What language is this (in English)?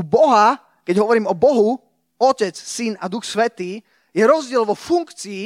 Slovak